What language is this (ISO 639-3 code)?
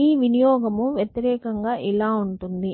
tel